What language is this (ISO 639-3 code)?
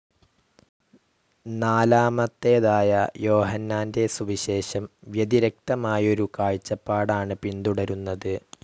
mal